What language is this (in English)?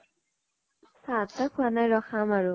Assamese